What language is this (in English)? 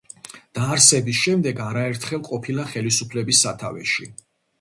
Georgian